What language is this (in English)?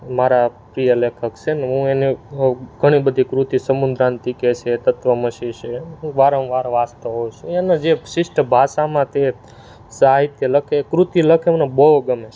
Gujarati